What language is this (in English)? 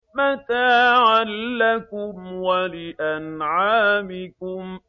Arabic